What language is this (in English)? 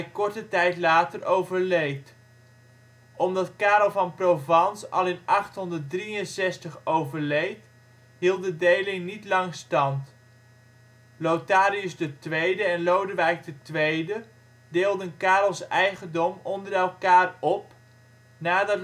Dutch